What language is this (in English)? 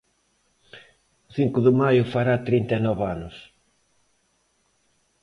Galician